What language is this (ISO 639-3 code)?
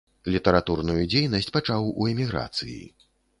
bel